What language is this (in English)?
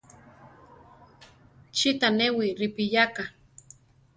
Central Tarahumara